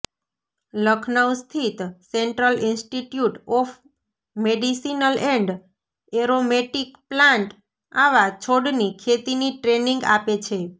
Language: Gujarati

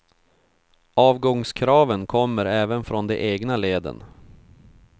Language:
Swedish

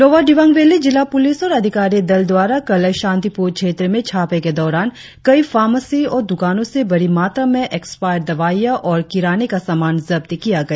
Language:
Hindi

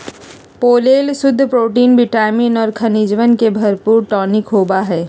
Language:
Magahi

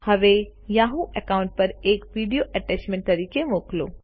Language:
Gujarati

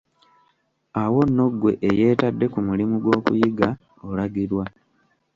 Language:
Ganda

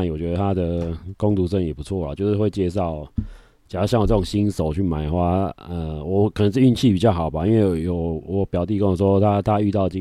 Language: Chinese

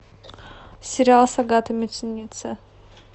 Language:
Russian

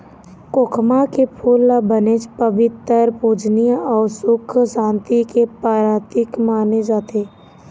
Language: Chhattisgarhi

